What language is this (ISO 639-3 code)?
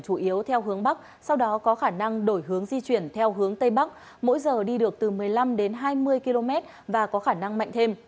vie